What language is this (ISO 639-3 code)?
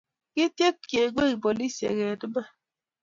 kln